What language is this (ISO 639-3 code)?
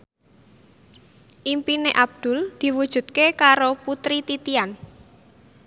jav